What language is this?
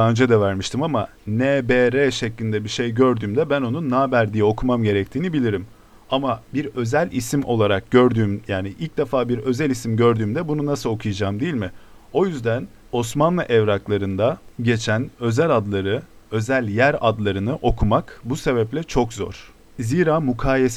Turkish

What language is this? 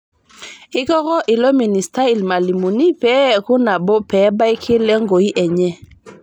Masai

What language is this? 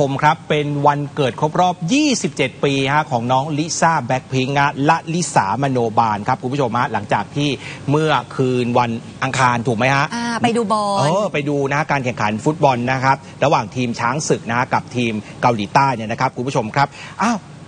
Thai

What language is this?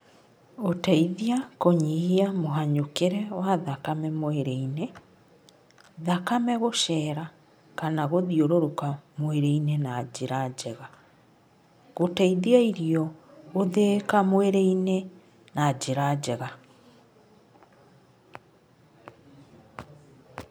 Kikuyu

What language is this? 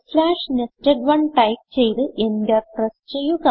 Malayalam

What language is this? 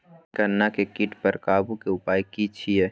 Maithili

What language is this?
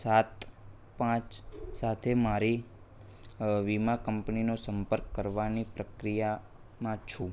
Gujarati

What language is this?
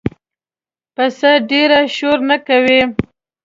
Pashto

